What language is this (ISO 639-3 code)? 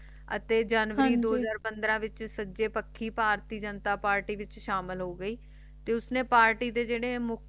pan